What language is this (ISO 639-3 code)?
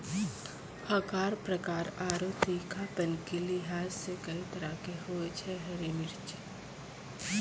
mai